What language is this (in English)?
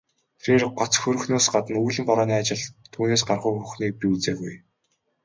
Mongolian